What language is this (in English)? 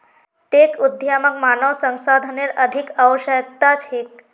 Magahi